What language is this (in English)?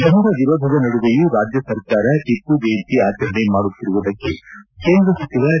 Kannada